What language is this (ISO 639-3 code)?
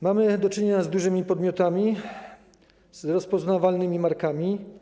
pol